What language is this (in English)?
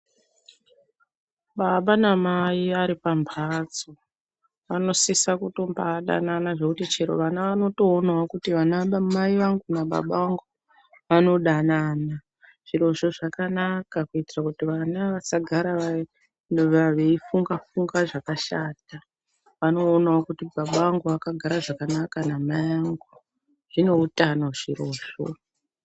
Ndau